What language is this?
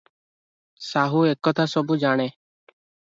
Odia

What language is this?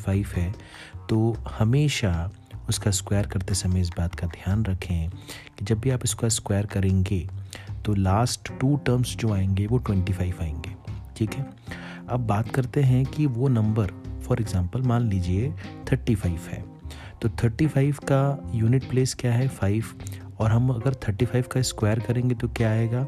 Hindi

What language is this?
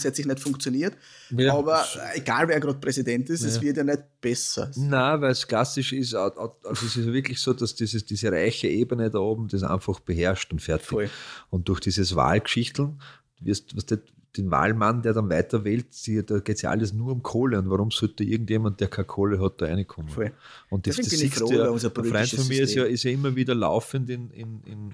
German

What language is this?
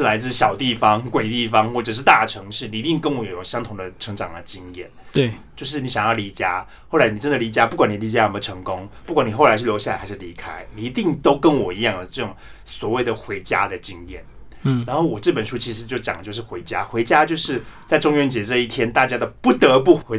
Chinese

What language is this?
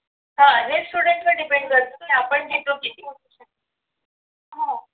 Marathi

